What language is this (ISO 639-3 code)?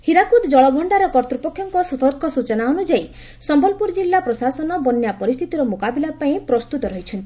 ori